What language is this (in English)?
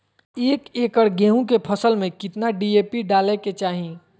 Magahi